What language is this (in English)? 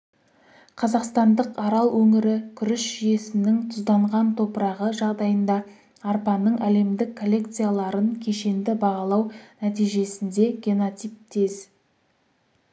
Kazakh